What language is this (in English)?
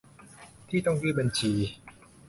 Thai